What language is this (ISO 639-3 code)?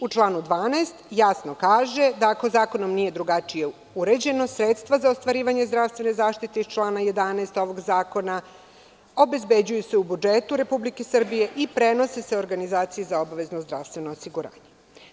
srp